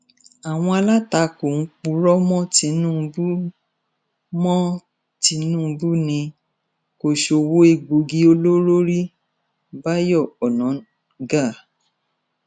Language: Yoruba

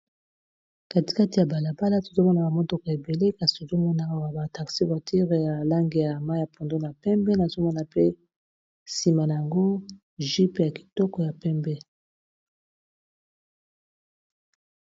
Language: Lingala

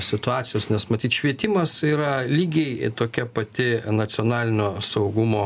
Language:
Lithuanian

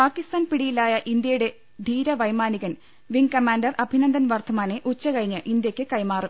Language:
Malayalam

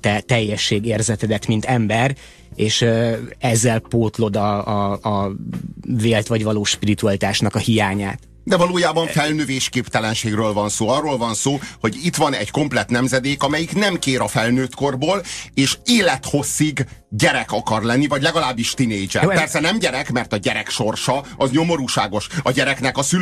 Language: Hungarian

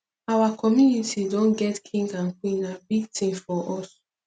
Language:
Nigerian Pidgin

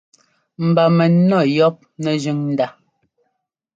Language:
Ngomba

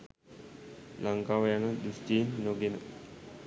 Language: Sinhala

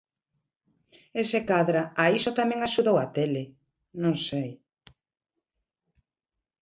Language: Galician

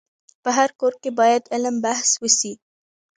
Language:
Pashto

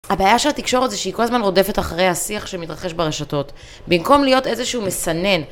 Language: Hebrew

